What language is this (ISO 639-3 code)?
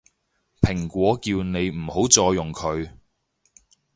yue